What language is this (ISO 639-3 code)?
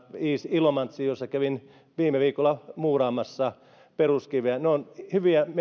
fin